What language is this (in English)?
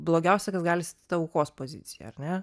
Lithuanian